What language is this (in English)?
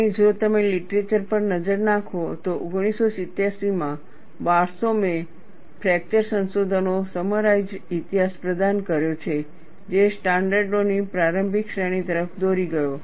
Gujarati